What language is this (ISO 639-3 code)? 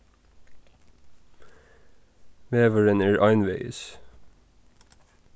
fao